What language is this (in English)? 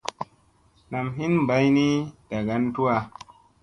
Musey